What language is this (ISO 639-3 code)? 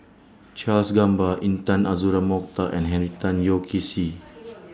eng